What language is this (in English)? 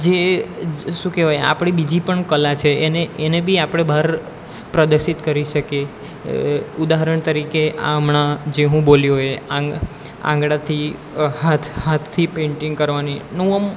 Gujarati